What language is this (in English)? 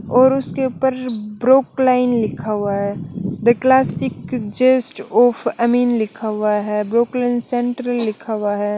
Hindi